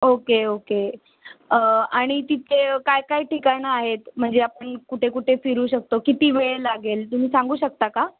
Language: Marathi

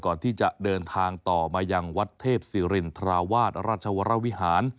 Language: Thai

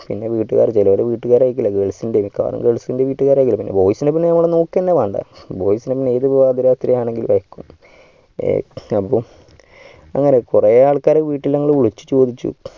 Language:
Malayalam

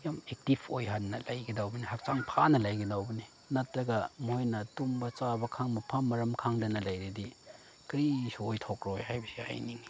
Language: Manipuri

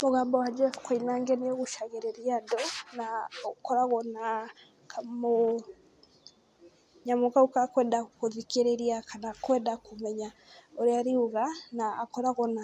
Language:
Kikuyu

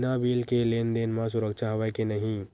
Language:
Chhattisgarhi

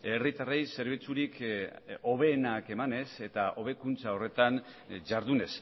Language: Basque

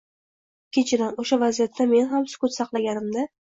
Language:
Uzbek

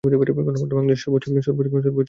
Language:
Bangla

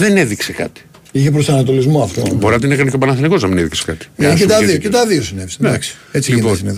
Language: Greek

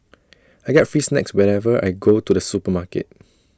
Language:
English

